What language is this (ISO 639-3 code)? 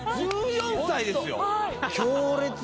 jpn